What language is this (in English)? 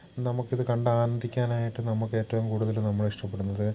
Malayalam